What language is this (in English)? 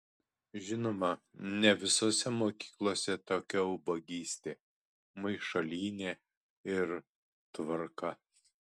Lithuanian